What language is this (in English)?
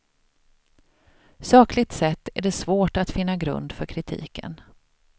Swedish